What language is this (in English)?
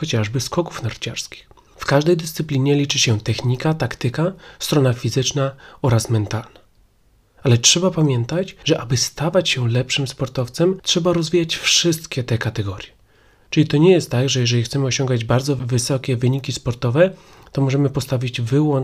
Polish